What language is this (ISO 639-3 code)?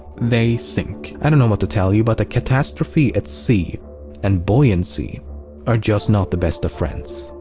eng